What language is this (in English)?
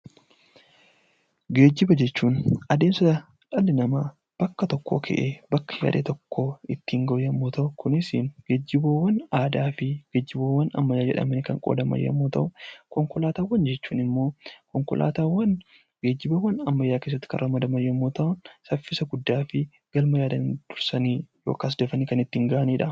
Oromo